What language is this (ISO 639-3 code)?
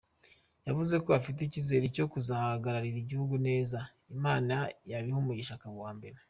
kin